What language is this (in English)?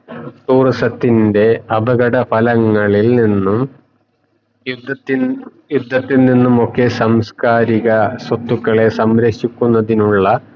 Malayalam